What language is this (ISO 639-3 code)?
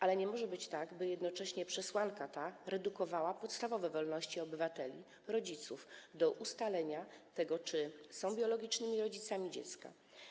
pol